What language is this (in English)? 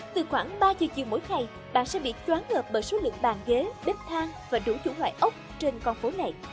Vietnamese